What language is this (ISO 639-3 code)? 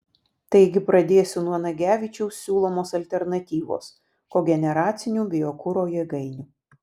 lit